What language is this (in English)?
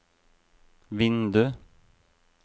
Norwegian